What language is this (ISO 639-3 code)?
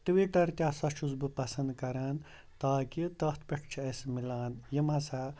kas